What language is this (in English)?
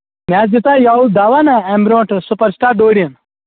Kashmiri